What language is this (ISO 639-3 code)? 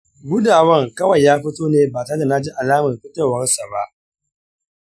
hau